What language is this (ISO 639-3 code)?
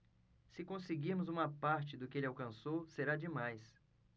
por